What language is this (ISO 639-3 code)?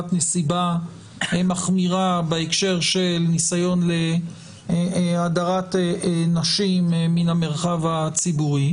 heb